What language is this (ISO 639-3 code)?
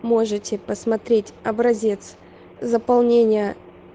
rus